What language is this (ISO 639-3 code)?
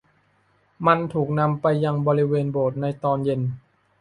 tha